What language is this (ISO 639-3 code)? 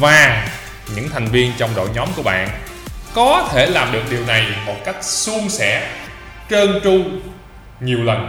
vie